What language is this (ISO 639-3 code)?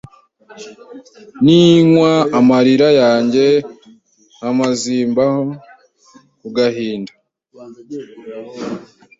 kin